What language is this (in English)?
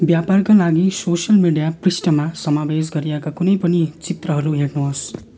Nepali